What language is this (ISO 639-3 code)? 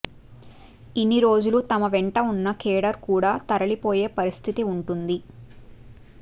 tel